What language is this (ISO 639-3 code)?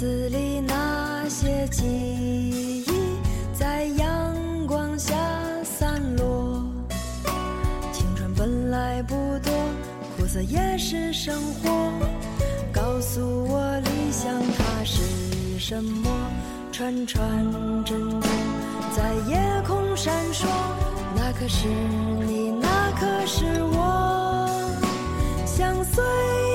zho